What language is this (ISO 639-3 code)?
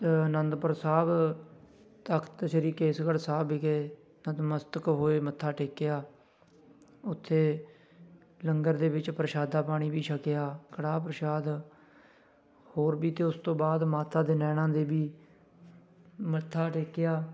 pan